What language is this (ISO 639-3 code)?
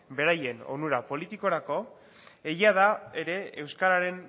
eus